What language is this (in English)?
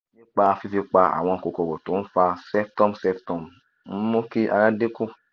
Yoruba